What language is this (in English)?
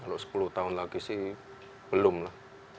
Indonesian